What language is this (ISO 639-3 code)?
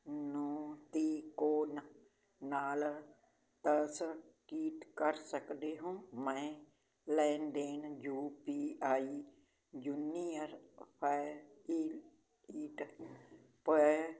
pan